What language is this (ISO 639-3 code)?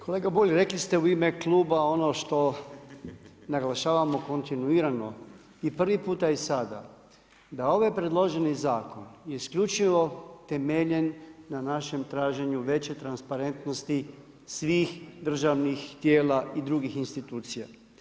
hrv